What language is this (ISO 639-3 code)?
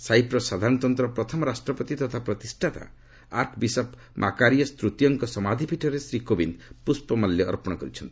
ori